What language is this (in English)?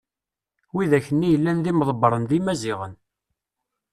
Kabyle